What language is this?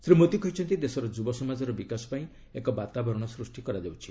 Odia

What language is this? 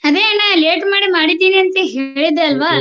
Kannada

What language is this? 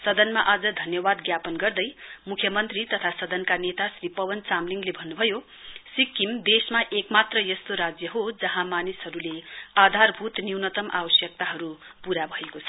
Nepali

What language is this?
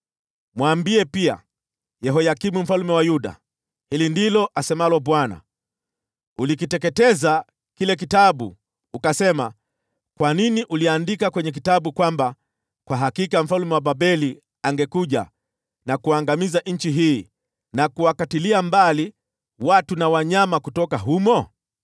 Swahili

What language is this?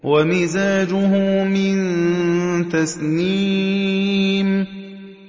Arabic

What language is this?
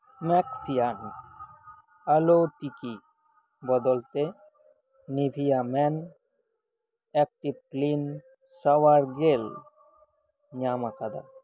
Santali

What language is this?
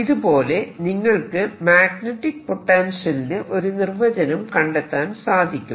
Malayalam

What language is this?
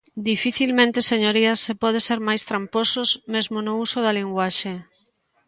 Galician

